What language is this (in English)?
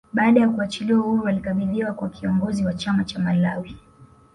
Swahili